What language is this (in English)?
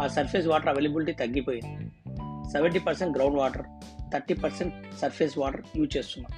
Telugu